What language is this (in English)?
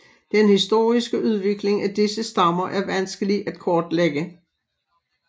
Danish